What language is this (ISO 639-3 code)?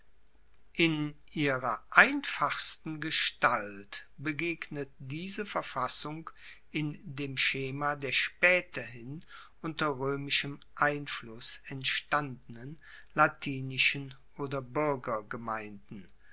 deu